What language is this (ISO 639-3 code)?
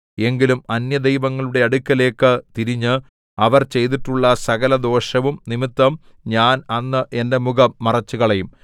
mal